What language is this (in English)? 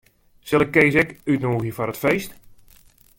Western Frisian